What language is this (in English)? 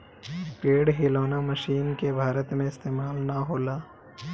Bhojpuri